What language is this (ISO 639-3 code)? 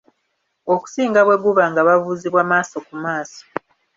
lug